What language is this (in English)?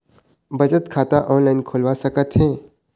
Chhattisgarhi